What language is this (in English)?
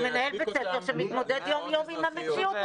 Hebrew